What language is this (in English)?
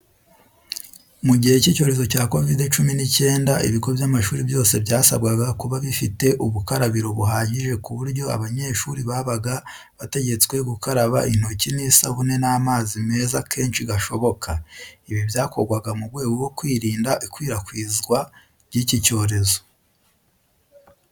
Kinyarwanda